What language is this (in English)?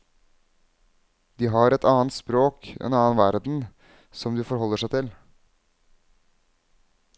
Norwegian